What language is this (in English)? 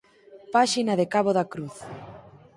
Galician